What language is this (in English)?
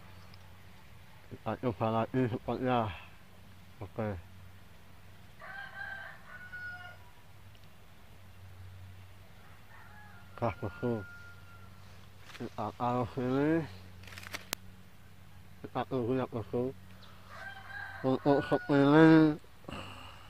Arabic